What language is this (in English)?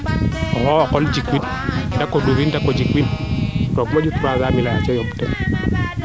Serer